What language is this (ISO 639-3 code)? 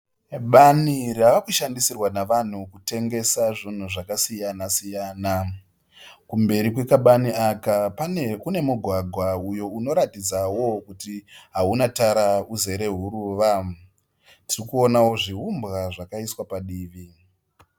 sna